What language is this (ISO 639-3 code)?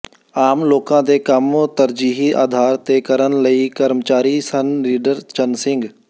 pan